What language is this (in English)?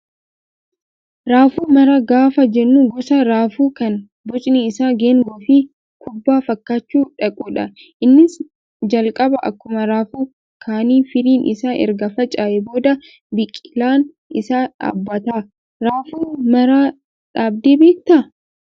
Oromo